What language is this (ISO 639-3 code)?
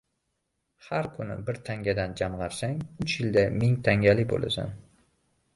uzb